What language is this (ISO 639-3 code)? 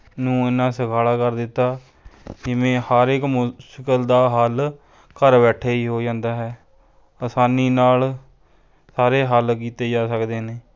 pan